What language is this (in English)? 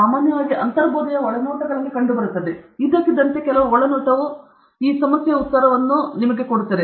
Kannada